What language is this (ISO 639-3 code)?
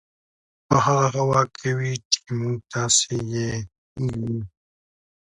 pus